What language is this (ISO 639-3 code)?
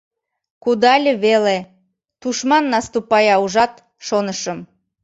chm